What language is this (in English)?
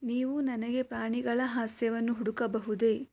Kannada